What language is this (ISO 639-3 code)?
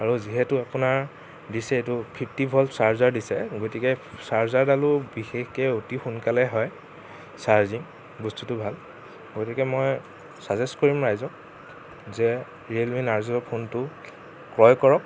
asm